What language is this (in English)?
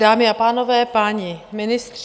Czech